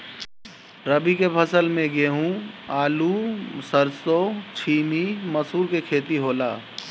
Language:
Bhojpuri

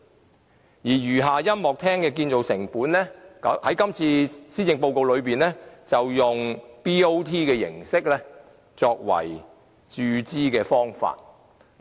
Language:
Cantonese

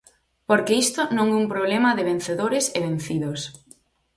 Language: Galician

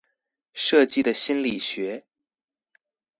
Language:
Chinese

